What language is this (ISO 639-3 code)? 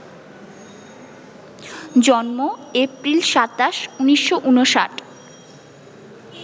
ben